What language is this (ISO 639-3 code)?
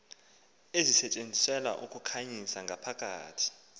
xho